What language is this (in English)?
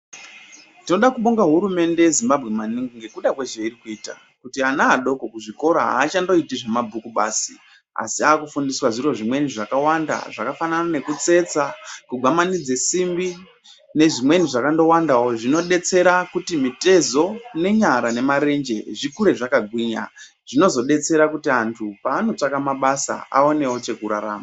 Ndau